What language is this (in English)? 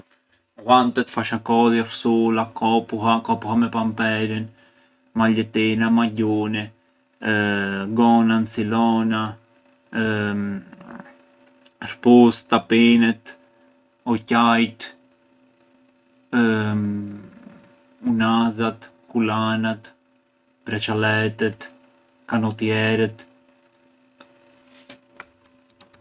Arbëreshë Albanian